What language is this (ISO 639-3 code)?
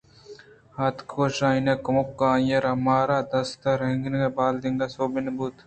bgp